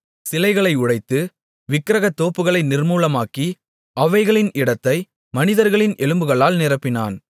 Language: Tamil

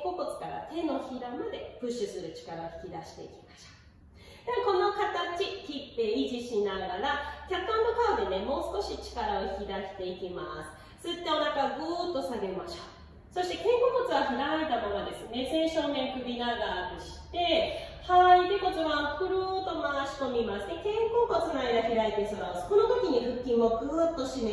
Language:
Japanese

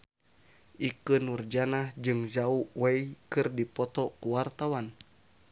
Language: Sundanese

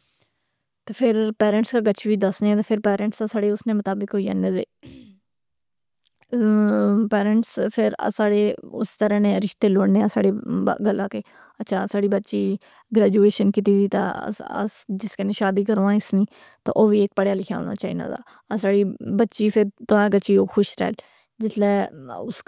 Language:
Pahari-Potwari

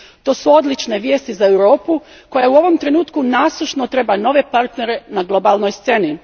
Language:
Croatian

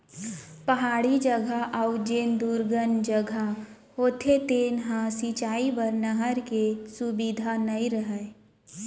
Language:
Chhattisgarhi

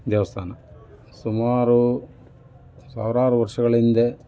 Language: Kannada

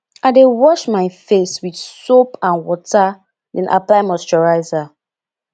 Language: Nigerian Pidgin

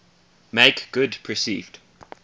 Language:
English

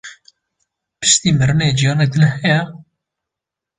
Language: Kurdish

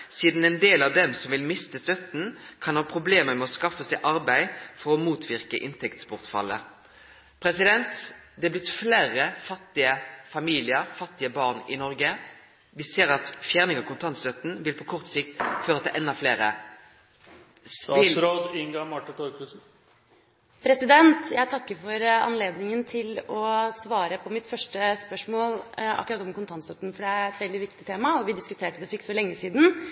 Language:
Norwegian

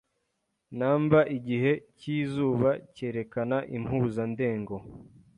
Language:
Kinyarwanda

